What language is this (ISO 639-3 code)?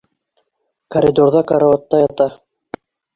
bak